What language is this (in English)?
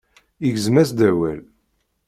Kabyle